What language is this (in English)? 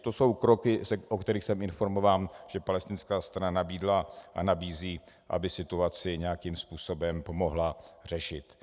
Czech